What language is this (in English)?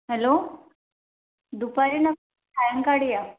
Marathi